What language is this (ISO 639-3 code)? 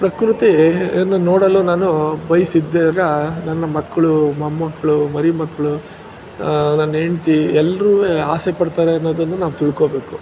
kan